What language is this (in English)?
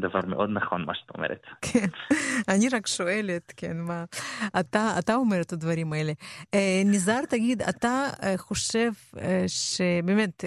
Hebrew